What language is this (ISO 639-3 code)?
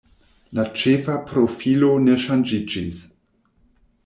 epo